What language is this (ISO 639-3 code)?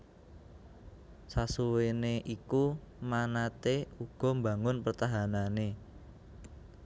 jav